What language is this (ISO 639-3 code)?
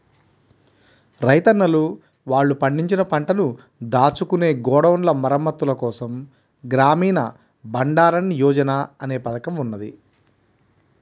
tel